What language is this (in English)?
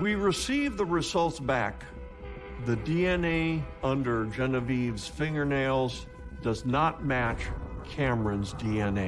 English